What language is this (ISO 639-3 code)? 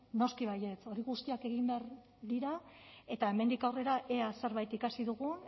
eus